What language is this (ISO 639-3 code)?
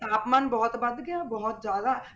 pan